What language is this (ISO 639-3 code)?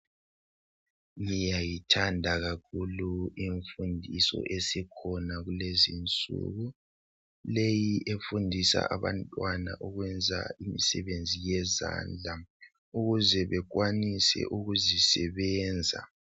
nde